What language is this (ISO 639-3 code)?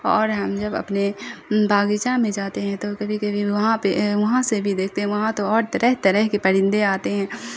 urd